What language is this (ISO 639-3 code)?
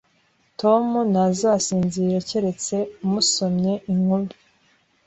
kin